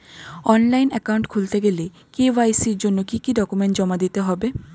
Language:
Bangla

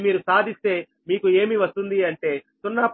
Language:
Telugu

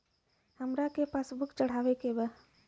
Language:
Bhojpuri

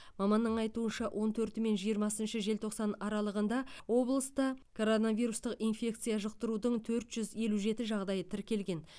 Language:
Kazakh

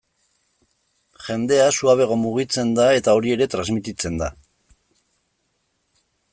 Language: Basque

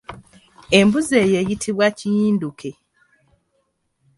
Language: Ganda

